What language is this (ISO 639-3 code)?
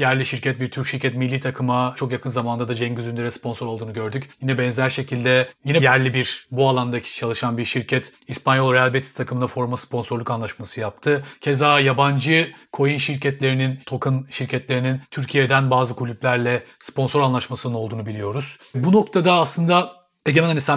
tur